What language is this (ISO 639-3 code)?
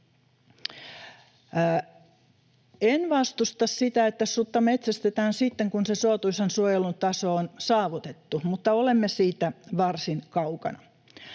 fin